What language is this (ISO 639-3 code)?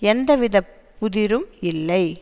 tam